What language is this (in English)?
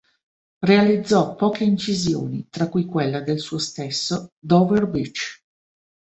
Italian